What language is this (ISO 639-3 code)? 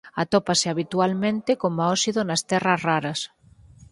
glg